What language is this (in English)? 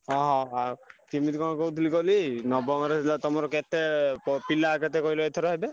Odia